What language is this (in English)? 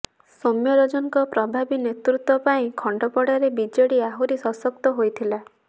Odia